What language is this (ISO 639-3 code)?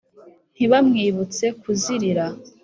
kin